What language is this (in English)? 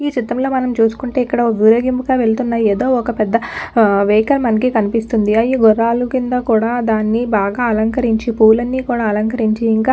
Telugu